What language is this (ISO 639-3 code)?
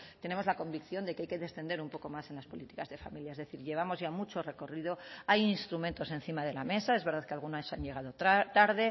spa